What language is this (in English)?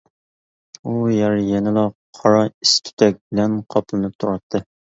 Uyghur